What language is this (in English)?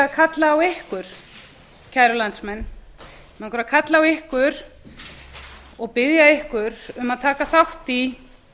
Icelandic